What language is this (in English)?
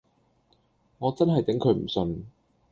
Cantonese